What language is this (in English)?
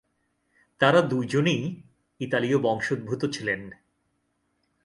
Bangla